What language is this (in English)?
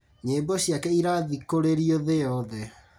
Kikuyu